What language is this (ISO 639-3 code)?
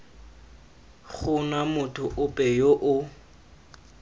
tsn